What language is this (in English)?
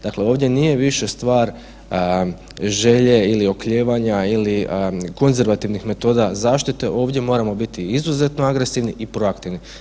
Croatian